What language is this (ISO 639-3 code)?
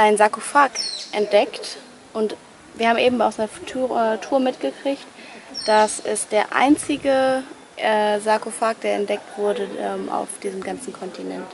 deu